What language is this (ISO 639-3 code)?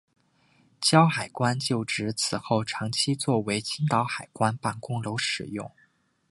zho